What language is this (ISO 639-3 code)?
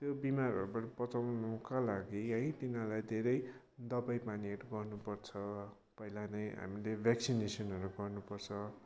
nep